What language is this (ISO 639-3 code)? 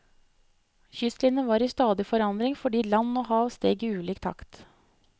nor